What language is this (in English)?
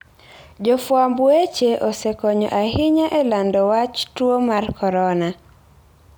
Luo (Kenya and Tanzania)